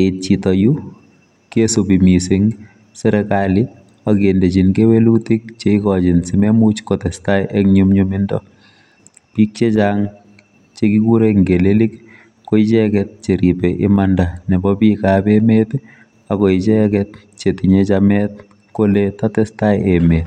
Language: Kalenjin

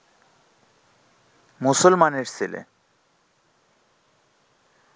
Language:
Bangla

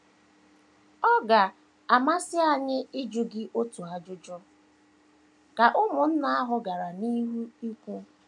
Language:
Igbo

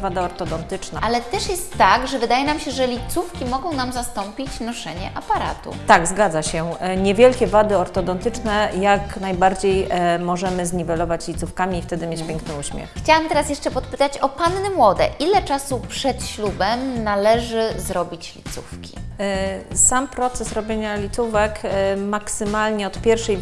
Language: Polish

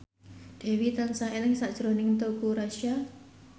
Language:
Javanese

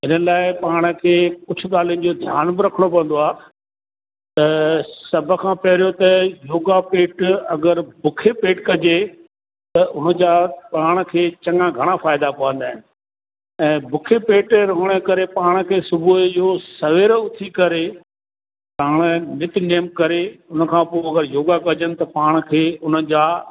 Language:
Sindhi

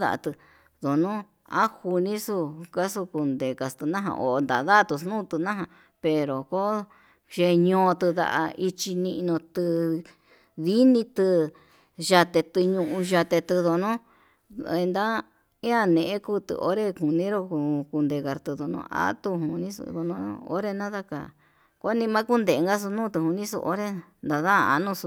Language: Yutanduchi Mixtec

